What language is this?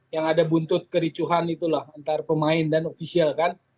Indonesian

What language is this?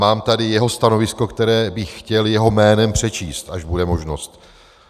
Czech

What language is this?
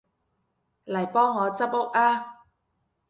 Cantonese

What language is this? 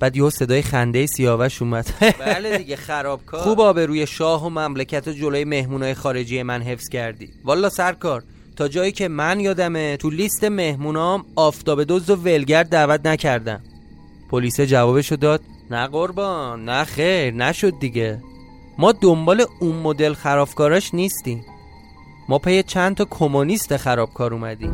Persian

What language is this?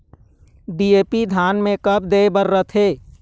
Chhattisgarhi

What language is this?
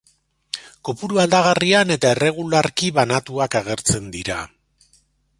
Basque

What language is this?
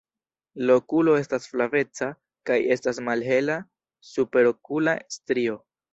Esperanto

